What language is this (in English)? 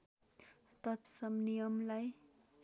Nepali